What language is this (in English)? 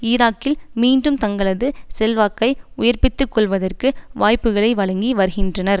Tamil